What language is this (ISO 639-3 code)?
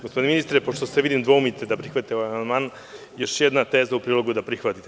srp